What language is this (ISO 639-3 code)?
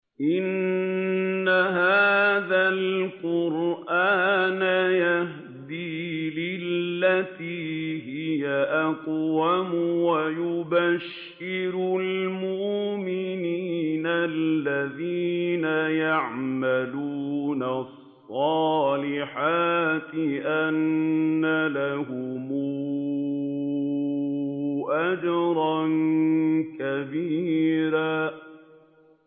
ara